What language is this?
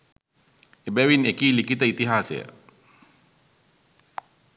Sinhala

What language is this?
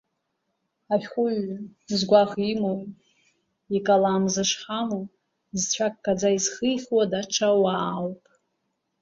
Abkhazian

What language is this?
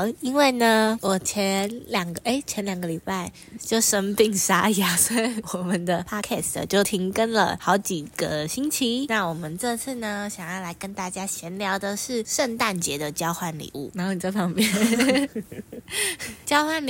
Chinese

